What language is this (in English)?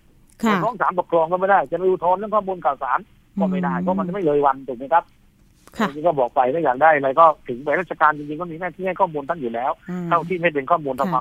Thai